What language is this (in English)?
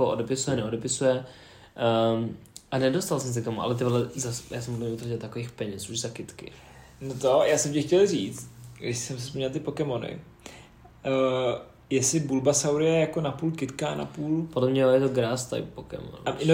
Czech